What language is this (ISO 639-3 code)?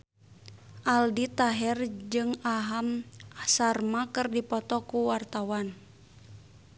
sun